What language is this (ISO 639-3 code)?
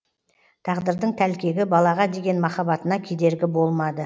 kaz